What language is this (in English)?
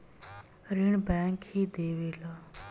Bhojpuri